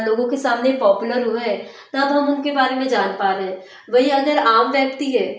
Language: Hindi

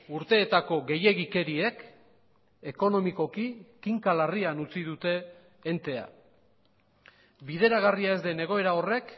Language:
Basque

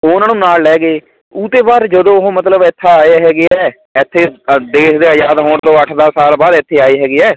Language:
Punjabi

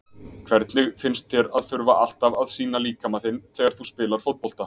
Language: Icelandic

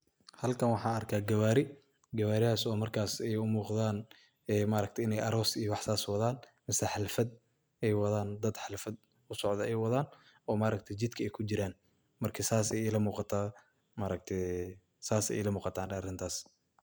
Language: Somali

